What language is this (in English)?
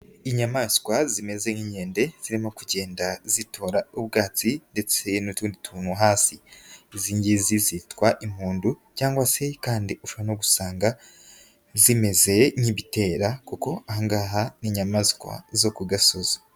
Kinyarwanda